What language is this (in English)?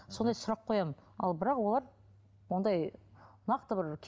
Kazakh